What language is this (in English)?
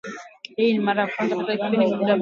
Swahili